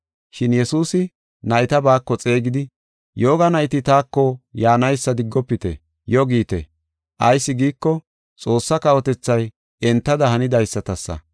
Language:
Gofa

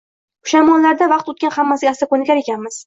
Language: Uzbek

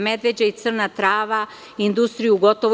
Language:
Serbian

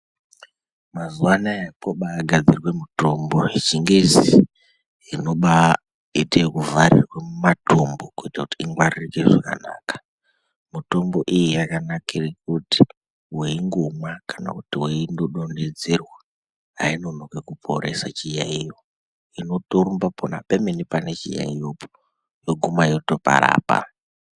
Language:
Ndau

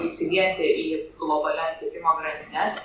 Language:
Lithuanian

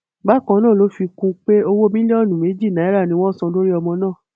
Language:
Yoruba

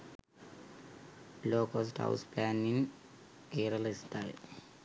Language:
Sinhala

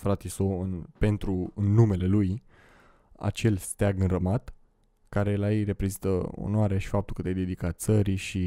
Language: Romanian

